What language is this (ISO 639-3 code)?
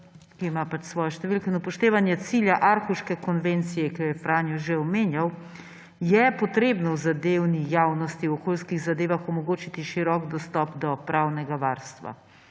slv